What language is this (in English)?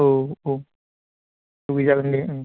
Bodo